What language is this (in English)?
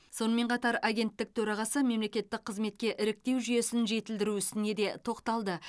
Kazakh